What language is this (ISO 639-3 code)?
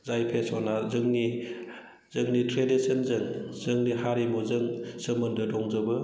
brx